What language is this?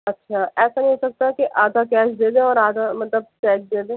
Urdu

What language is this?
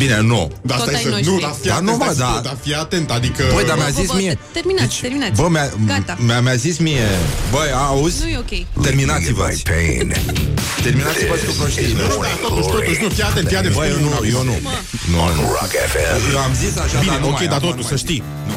Romanian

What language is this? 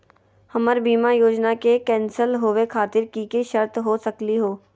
Magahi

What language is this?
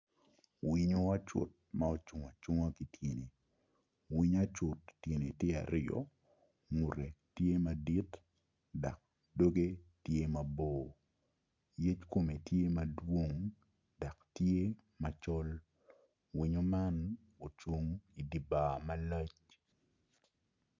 Acoli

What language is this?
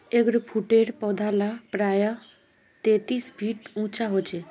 Magahi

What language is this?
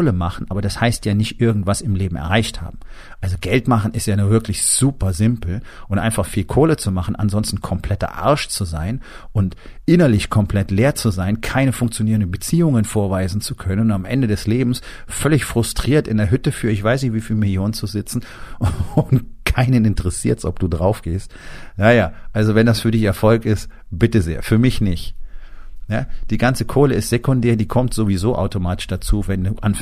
German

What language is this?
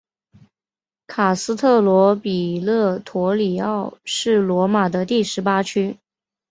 Chinese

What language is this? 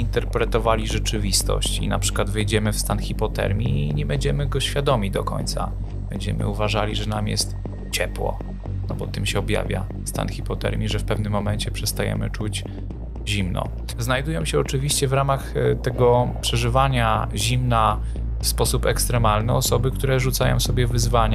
Polish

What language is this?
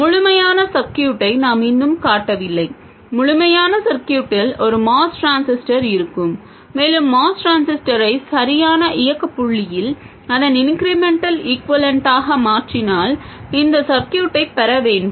Tamil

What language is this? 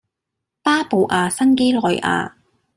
Cantonese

